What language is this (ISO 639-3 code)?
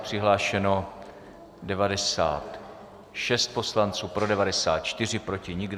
ces